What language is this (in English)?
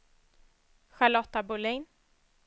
Swedish